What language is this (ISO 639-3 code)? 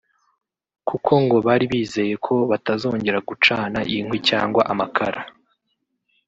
kin